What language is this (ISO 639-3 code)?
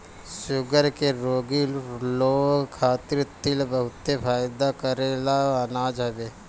bho